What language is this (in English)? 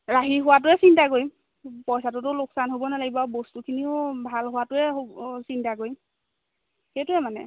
Assamese